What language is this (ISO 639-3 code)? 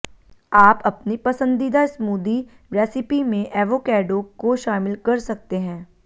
hin